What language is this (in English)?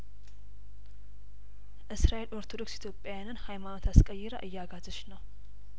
Amharic